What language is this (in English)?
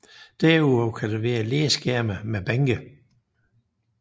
Danish